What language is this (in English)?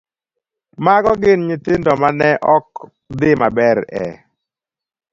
Luo (Kenya and Tanzania)